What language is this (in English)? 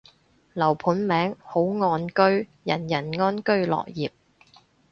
Cantonese